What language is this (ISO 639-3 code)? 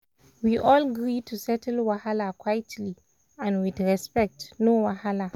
pcm